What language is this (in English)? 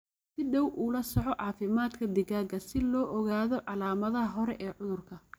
Somali